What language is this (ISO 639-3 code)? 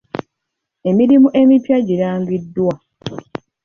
lug